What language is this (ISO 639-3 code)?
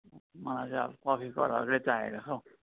nep